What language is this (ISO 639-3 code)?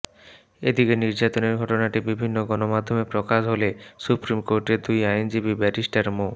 ben